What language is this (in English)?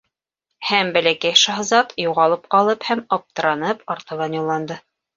Bashkir